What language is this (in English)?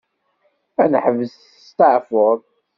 Kabyle